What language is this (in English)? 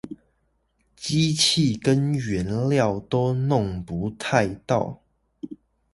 Chinese